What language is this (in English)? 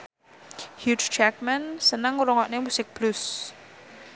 Javanese